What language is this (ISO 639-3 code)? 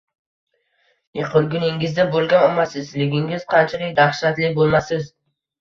uzb